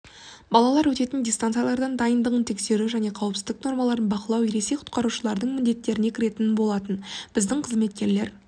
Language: Kazakh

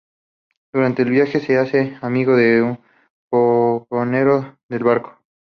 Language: Spanish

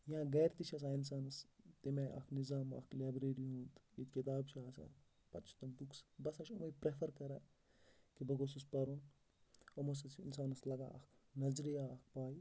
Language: Kashmiri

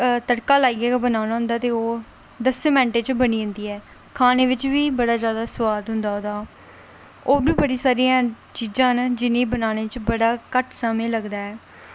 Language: Dogri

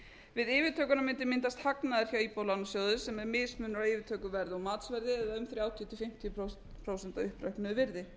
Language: Icelandic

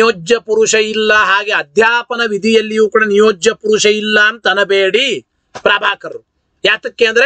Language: Arabic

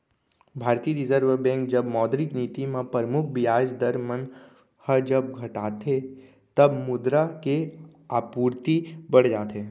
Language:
Chhattisgarhi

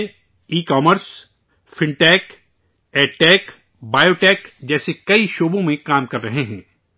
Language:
Urdu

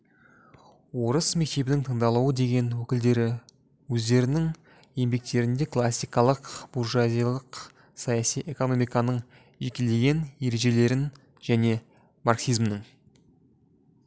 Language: Kazakh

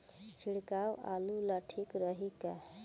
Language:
Bhojpuri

